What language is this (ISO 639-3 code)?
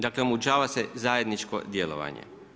hrv